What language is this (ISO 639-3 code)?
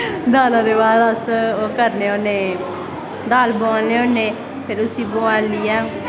doi